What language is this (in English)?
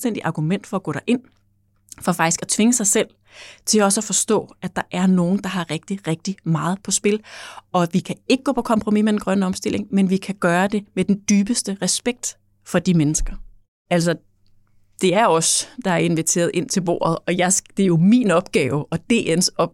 Danish